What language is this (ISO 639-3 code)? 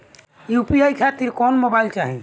bho